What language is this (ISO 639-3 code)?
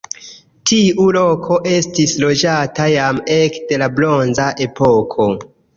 epo